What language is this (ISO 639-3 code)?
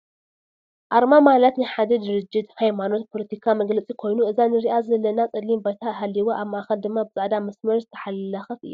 tir